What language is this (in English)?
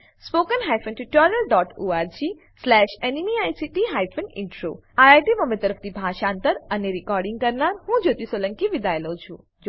Gujarati